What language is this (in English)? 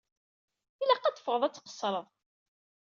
Kabyle